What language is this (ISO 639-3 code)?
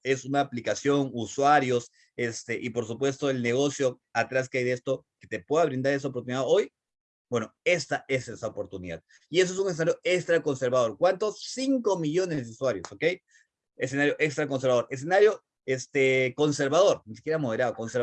spa